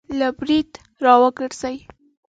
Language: Pashto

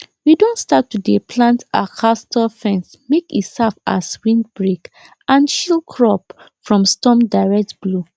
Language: Nigerian Pidgin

